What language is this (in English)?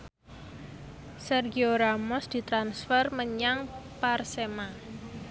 Javanese